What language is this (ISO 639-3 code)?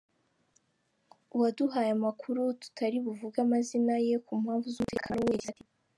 kin